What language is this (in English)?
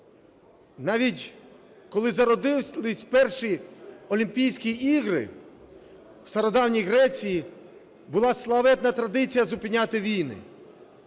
Ukrainian